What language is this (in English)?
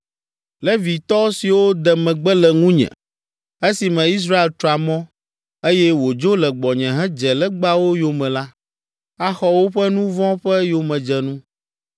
Ewe